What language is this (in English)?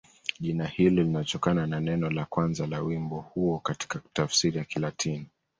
Swahili